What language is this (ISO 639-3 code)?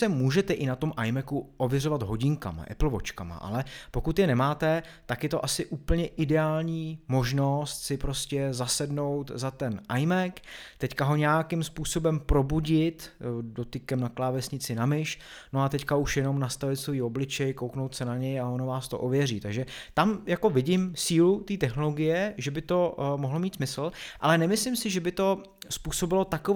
ces